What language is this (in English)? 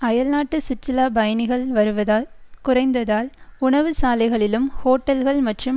Tamil